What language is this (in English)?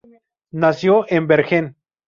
Spanish